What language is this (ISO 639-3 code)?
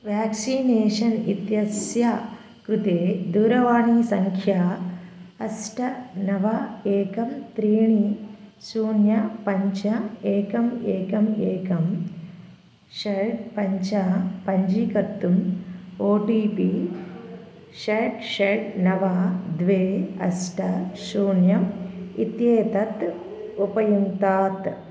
san